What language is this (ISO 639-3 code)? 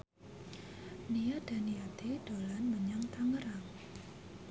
jav